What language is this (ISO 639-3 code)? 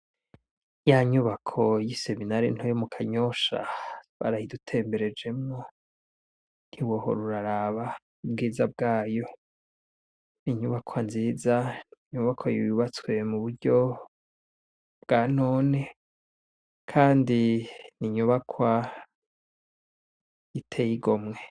run